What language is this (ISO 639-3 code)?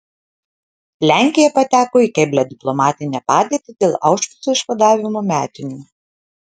lit